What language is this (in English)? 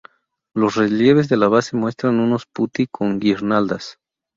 Spanish